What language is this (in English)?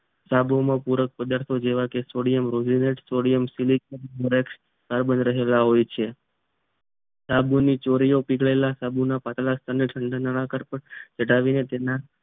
Gujarati